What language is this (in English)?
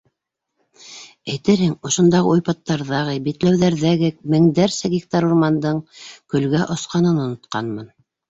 Bashkir